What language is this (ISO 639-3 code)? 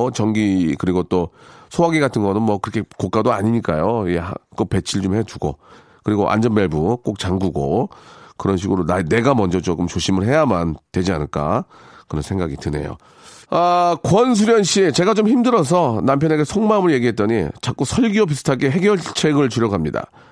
kor